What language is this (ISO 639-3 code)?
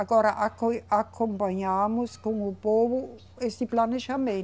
por